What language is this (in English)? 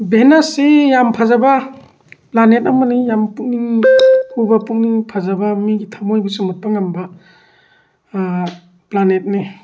Manipuri